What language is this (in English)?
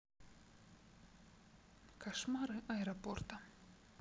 Russian